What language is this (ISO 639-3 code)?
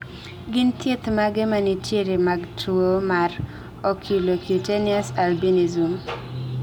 luo